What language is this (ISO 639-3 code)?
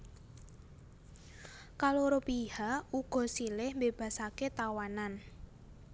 jav